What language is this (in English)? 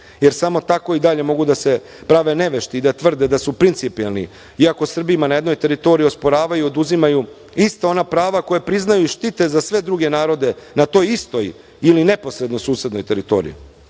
Serbian